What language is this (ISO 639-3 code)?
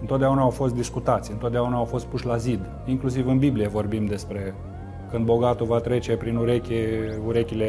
ron